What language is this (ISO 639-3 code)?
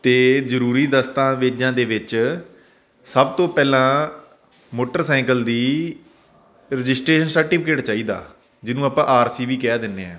pan